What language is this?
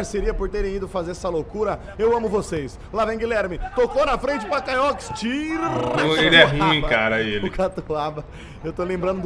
Portuguese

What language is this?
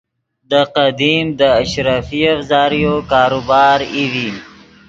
Yidgha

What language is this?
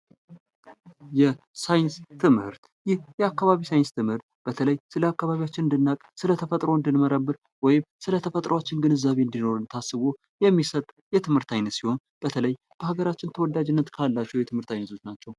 Amharic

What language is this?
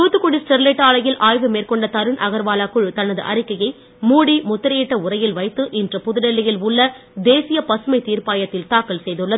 Tamil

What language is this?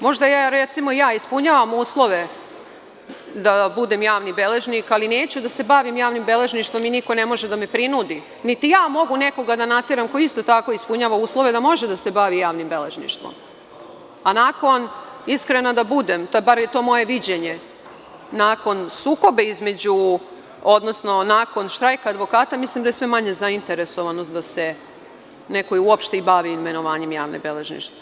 Serbian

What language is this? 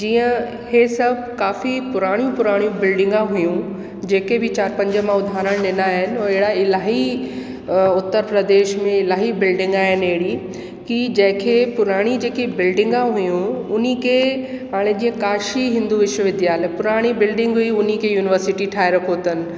Sindhi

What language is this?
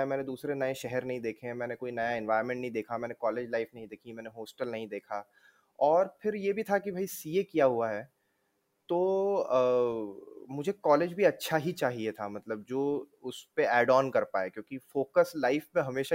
Hindi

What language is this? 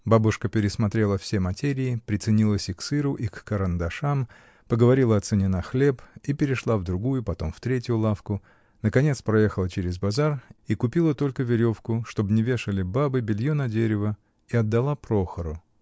Russian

